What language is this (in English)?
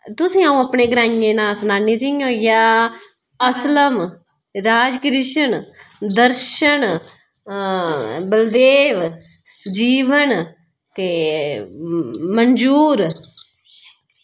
Dogri